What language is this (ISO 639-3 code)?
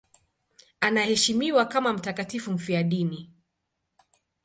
swa